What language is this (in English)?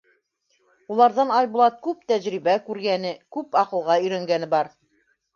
Bashkir